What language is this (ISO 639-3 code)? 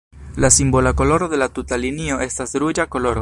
epo